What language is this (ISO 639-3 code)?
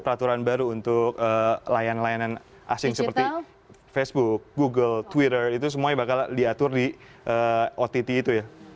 ind